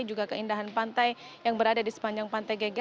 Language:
Indonesian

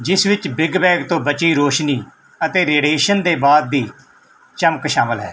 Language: Punjabi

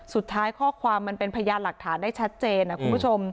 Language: Thai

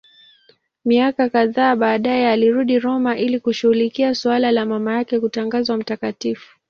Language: Swahili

